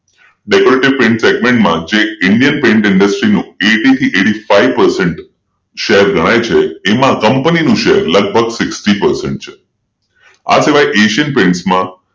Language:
Gujarati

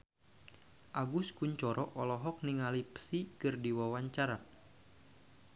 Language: Sundanese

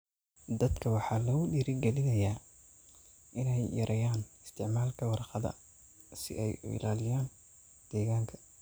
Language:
Somali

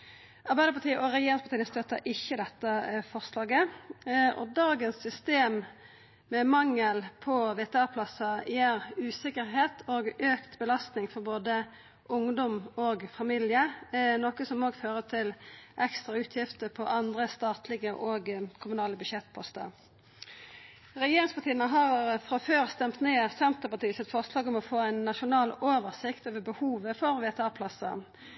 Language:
Norwegian Nynorsk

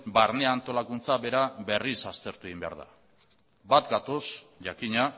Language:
Basque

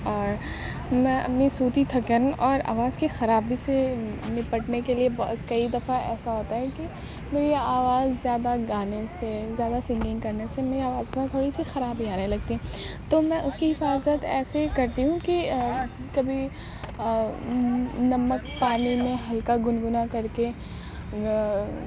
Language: Urdu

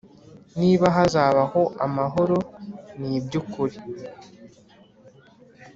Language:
Kinyarwanda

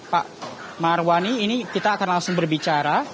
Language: Indonesian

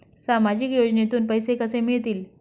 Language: Marathi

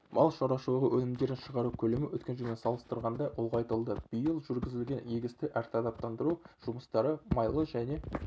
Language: Kazakh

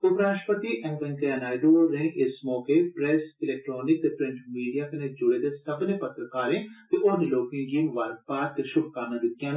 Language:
Dogri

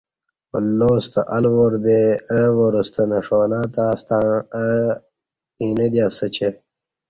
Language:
Kati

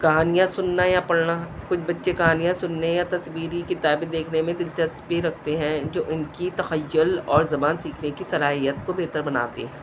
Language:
Urdu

